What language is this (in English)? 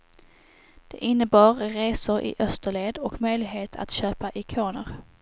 Swedish